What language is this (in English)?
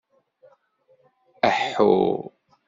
Kabyle